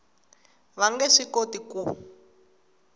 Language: Tsonga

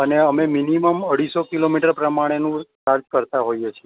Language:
Gujarati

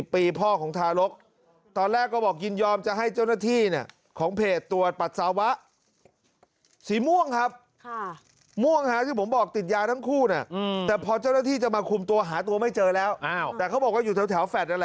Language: Thai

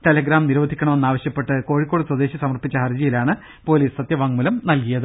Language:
Malayalam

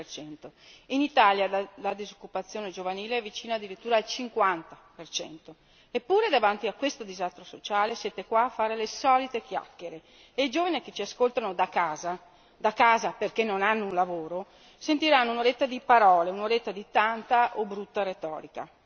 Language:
Italian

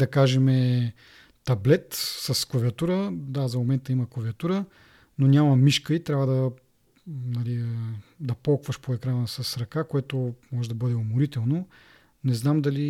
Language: Bulgarian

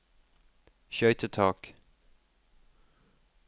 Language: Norwegian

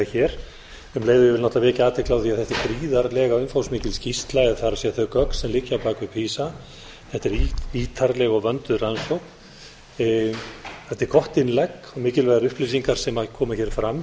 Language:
Icelandic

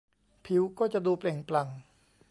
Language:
Thai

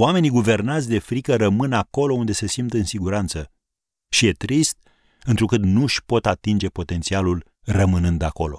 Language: Romanian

